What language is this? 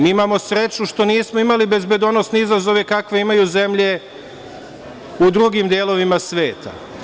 Serbian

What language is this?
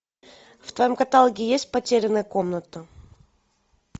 Russian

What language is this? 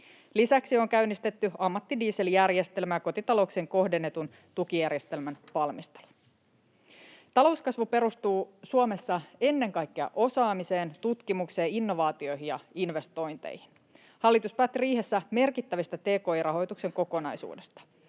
Finnish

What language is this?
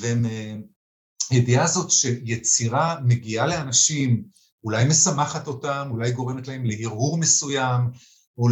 Hebrew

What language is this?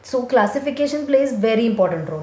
Marathi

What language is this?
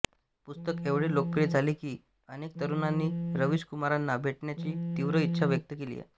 Marathi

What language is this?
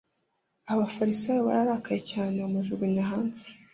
Kinyarwanda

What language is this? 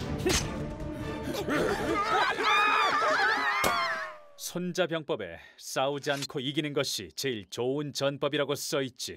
Korean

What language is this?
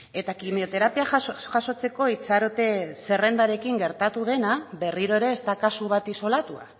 Basque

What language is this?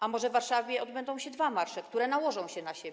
Polish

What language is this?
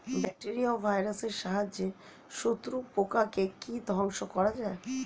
Bangla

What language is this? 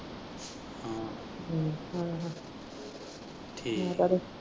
Punjabi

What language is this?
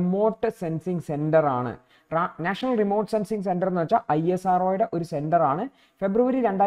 Malayalam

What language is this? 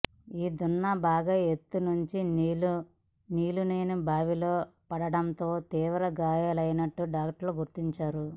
Telugu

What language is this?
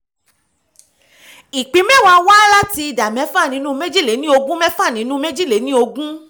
Yoruba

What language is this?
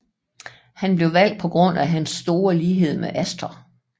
Danish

